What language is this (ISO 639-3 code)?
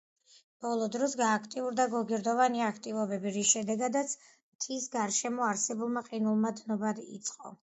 kat